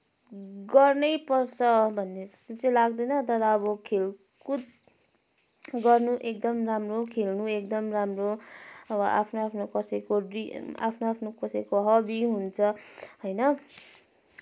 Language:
Nepali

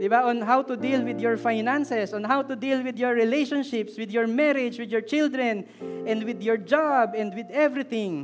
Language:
Filipino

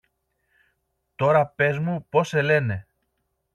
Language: Greek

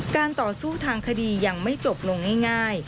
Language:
Thai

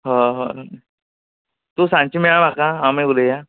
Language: Konkani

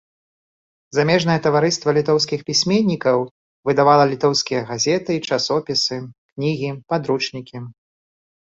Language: Belarusian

